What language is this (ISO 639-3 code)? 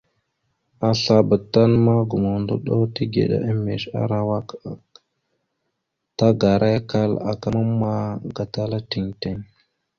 mxu